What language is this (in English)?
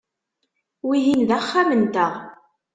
Kabyle